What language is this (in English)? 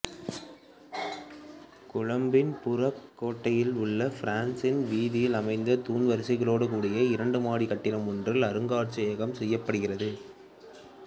Tamil